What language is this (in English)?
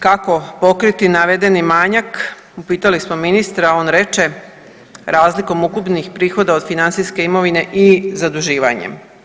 Croatian